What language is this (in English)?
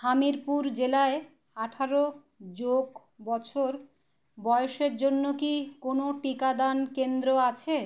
Bangla